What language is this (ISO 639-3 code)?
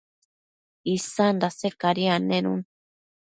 mcf